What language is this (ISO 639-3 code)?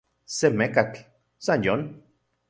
ncx